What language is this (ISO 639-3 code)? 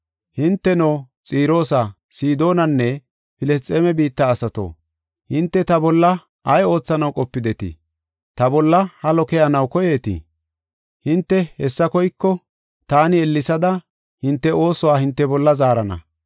gof